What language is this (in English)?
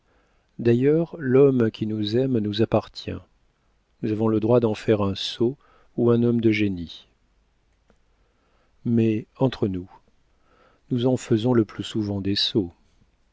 French